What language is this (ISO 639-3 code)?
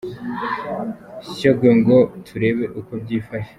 kin